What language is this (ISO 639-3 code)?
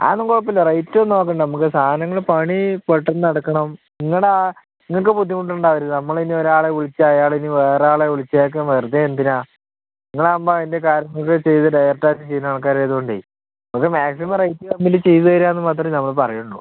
mal